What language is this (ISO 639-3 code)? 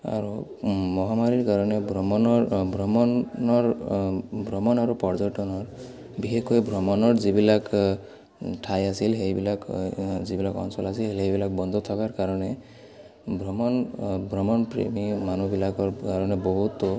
asm